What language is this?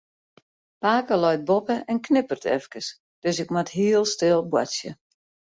Western Frisian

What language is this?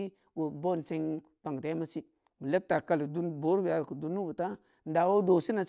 Samba Leko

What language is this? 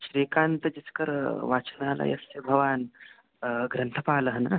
Sanskrit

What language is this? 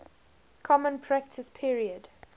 English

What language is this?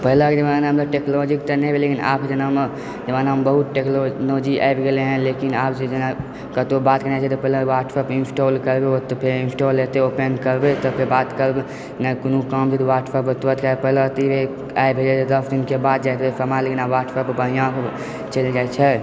Maithili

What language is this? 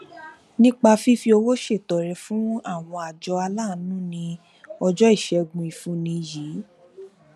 Yoruba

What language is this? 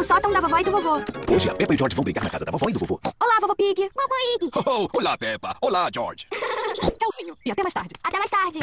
Portuguese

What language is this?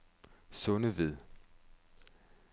Danish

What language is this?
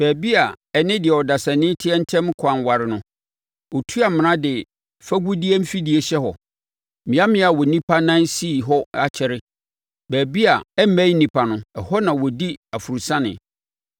Akan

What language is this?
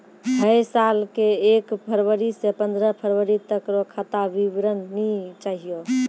Maithili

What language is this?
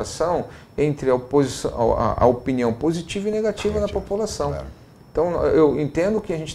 Portuguese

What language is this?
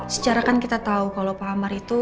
Indonesian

